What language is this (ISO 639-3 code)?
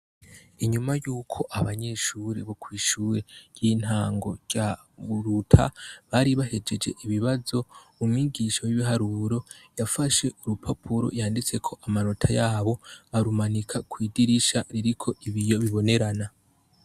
run